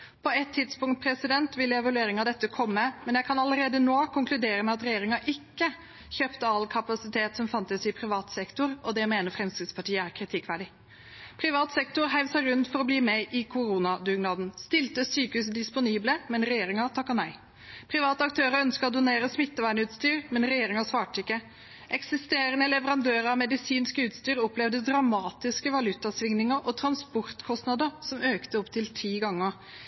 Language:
Norwegian Bokmål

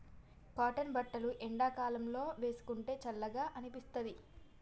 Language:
Telugu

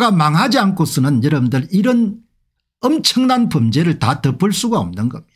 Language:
Korean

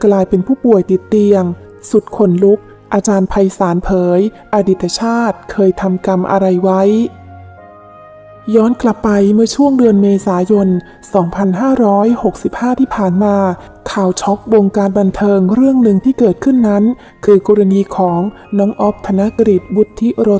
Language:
Thai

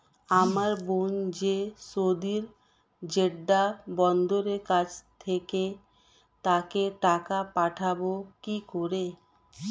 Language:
Bangla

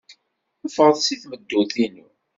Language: Kabyle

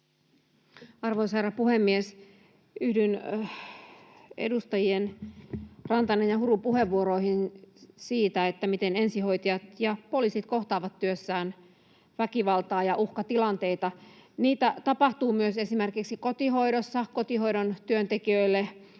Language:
Finnish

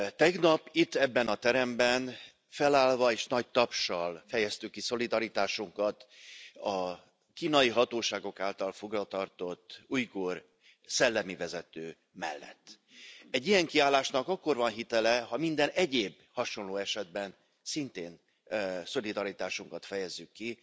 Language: Hungarian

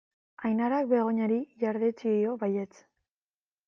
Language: Basque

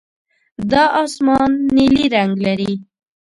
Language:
Pashto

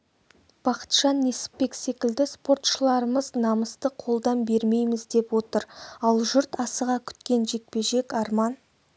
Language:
Kazakh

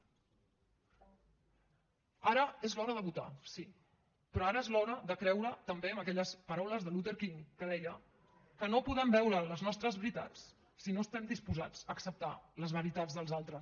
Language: Catalan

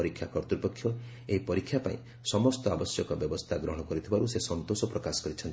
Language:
Odia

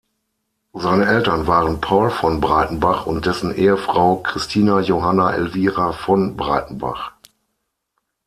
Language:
German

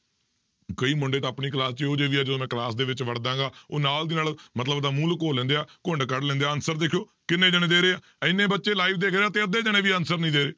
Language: Punjabi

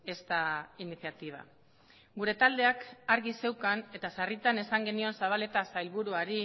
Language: Basque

